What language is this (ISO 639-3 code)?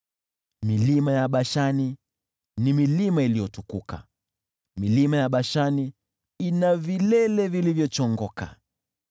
swa